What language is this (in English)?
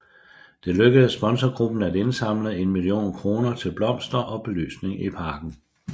Danish